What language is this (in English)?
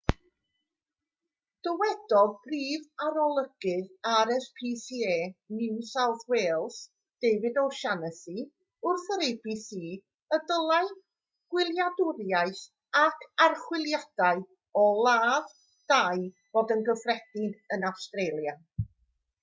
Welsh